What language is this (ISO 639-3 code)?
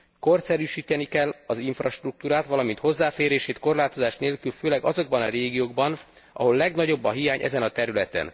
hun